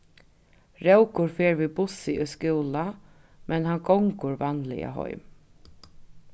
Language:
Faroese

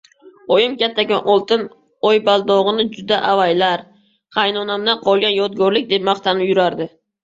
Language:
Uzbek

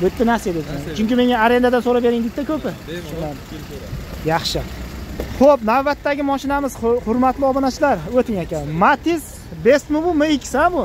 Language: Turkish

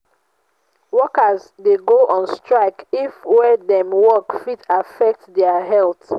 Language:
Nigerian Pidgin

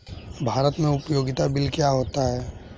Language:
Hindi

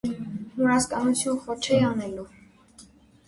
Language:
Armenian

